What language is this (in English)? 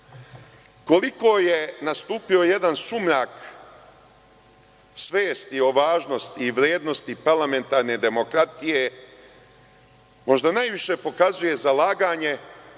Serbian